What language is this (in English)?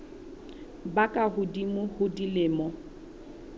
Southern Sotho